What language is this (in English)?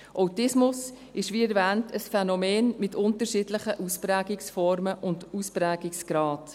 Swiss German